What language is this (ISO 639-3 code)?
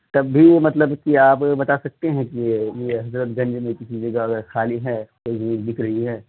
urd